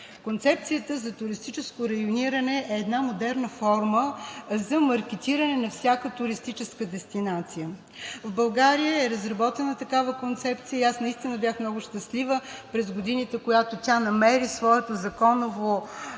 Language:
Bulgarian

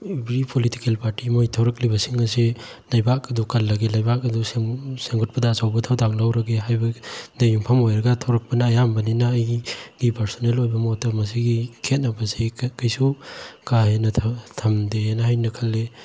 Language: Manipuri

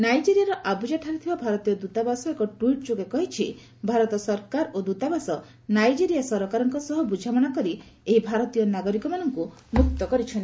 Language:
Odia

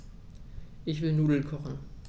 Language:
German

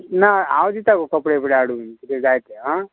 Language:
Konkani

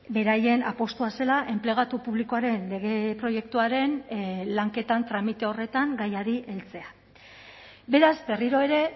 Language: Basque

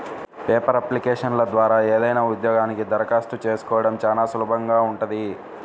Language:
Telugu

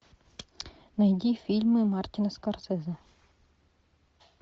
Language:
Russian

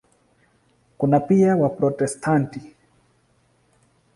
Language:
Swahili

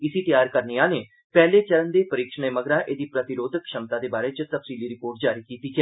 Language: Dogri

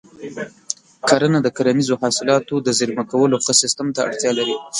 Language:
Pashto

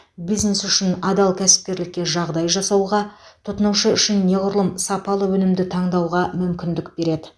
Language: Kazakh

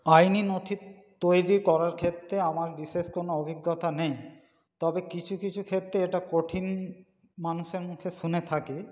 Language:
Bangla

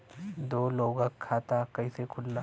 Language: Bhojpuri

